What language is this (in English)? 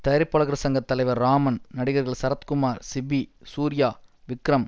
Tamil